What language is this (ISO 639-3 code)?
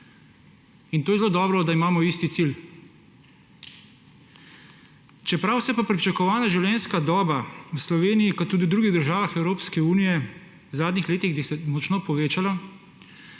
slv